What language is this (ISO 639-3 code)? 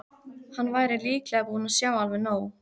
isl